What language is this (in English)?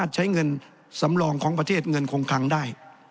Thai